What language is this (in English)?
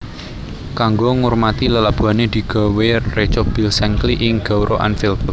Javanese